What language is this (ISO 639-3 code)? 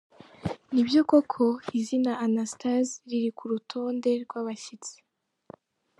kin